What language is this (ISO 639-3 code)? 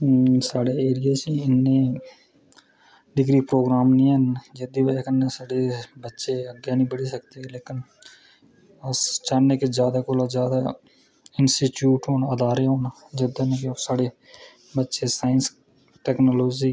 doi